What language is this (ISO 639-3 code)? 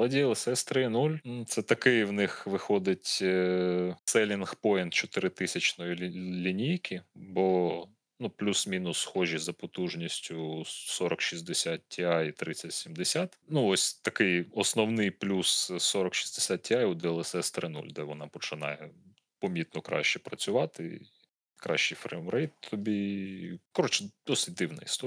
ukr